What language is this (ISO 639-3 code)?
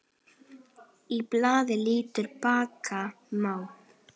isl